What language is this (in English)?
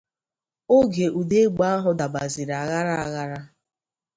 Igbo